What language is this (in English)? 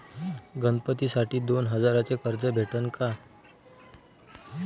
Marathi